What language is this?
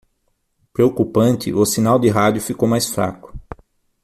Portuguese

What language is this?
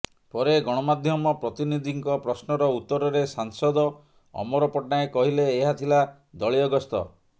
Odia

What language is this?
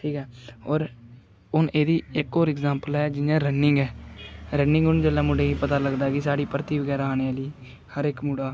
Dogri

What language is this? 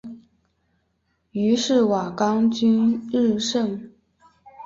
Chinese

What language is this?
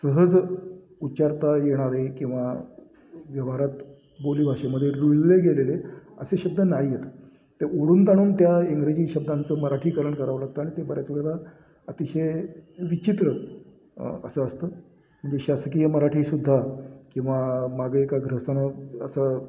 Marathi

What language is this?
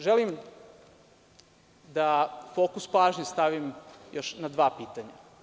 Serbian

